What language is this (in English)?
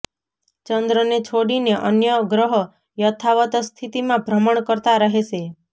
Gujarati